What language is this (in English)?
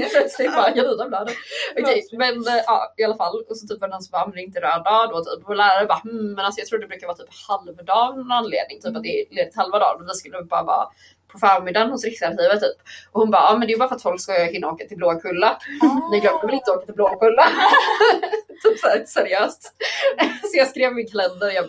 Swedish